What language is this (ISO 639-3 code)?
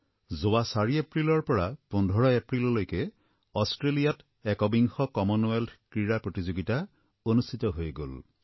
asm